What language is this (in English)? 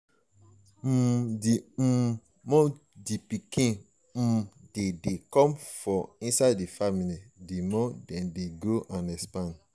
Nigerian Pidgin